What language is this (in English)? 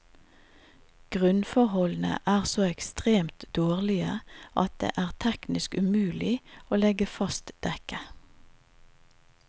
Norwegian